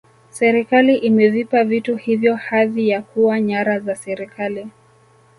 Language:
Swahili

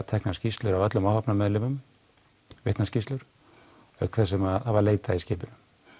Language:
Icelandic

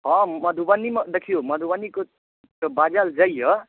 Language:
Maithili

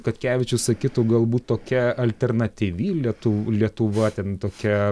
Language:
Lithuanian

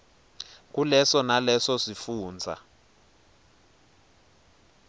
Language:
Swati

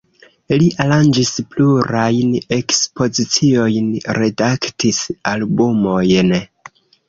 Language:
Esperanto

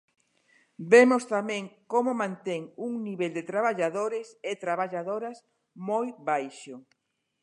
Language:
Galician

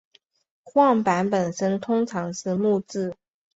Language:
Chinese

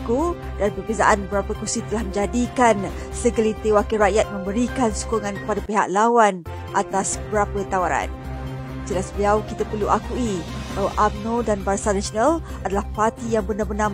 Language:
Malay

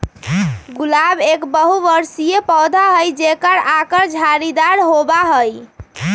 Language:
Magahi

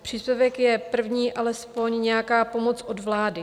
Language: Czech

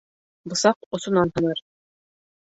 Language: Bashkir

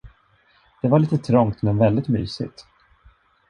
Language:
Swedish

